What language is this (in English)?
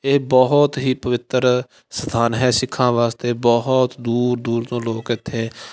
Punjabi